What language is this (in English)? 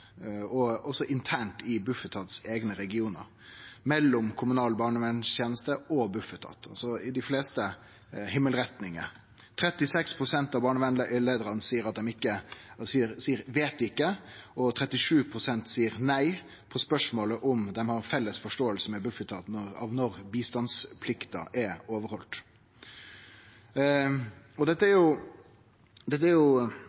Norwegian Nynorsk